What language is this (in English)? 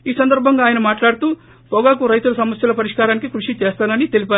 Telugu